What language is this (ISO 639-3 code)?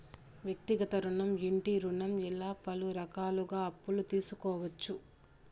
tel